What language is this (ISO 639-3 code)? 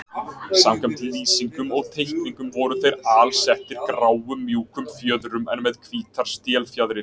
isl